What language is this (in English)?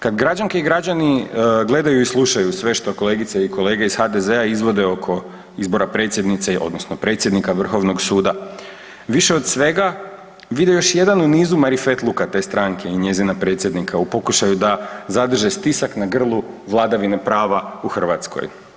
Croatian